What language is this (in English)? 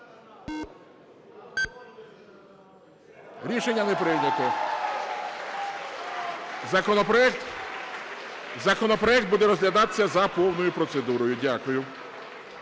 Ukrainian